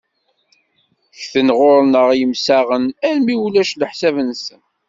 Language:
Kabyle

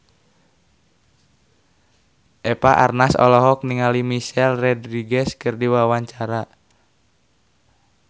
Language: Sundanese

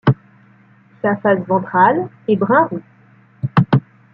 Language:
French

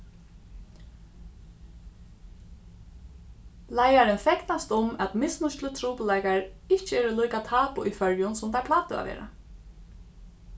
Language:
Faroese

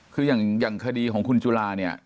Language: Thai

